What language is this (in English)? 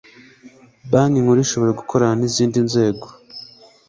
Kinyarwanda